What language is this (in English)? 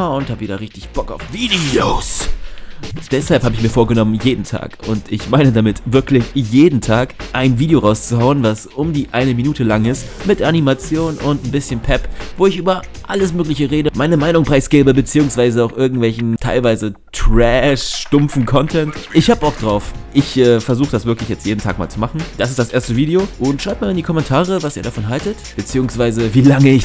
German